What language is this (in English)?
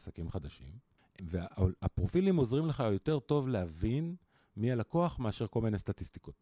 Hebrew